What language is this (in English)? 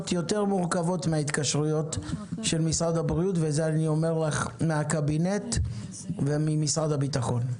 Hebrew